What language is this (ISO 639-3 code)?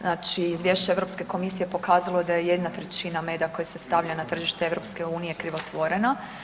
hrv